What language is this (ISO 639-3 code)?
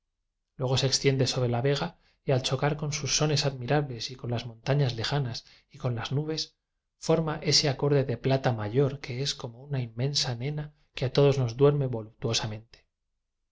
spa